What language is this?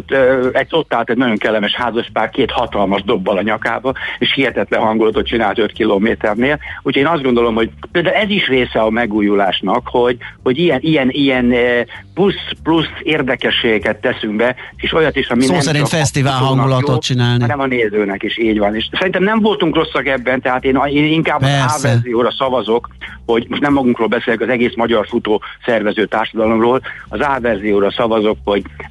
Hungarian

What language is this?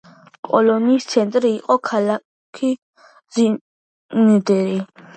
Georgian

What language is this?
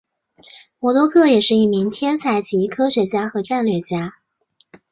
Chinese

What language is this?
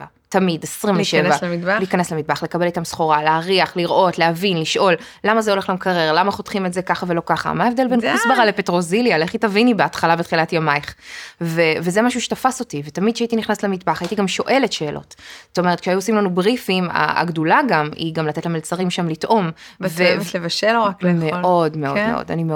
Hebrew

